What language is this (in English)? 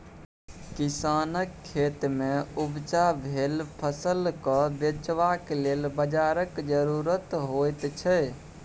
Maithili